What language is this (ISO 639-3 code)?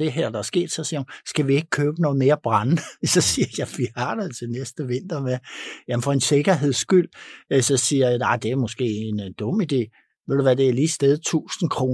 dan